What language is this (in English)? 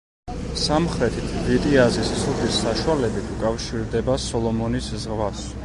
Georgian